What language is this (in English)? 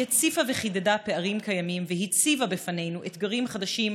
Hebrew